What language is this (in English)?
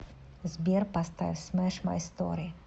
Russian